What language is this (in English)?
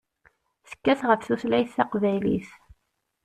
Kabyle